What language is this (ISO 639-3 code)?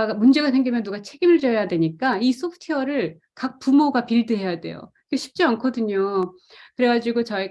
kor